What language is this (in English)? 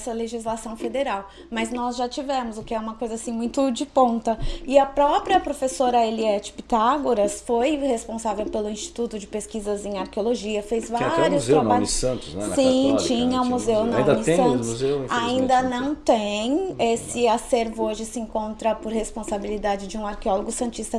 Portuguese